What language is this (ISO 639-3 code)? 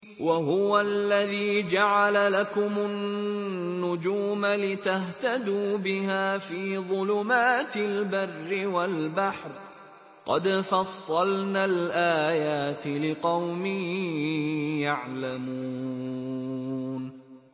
ara